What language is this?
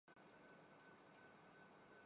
Urdu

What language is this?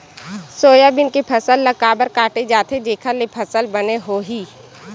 Chhattisgarhi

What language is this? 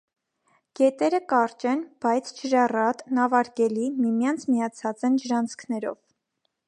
Armenian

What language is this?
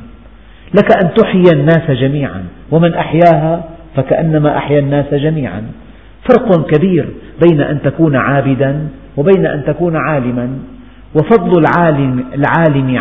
Arabic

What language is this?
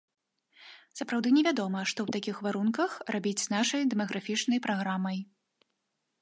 Belarusian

